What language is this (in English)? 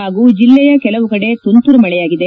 Kannada